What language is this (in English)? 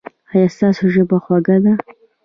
Pashto